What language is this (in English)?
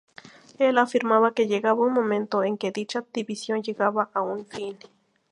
Spanish